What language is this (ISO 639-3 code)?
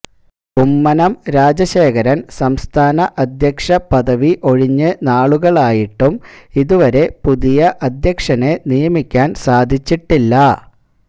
mal